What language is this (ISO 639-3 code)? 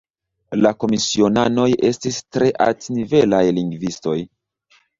epo